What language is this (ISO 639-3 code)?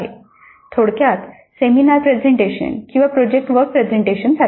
mar